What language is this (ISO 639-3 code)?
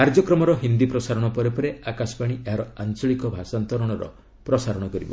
ori